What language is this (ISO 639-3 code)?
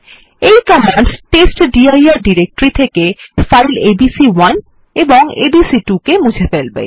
ben